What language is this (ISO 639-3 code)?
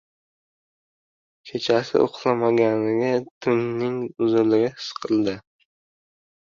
uzb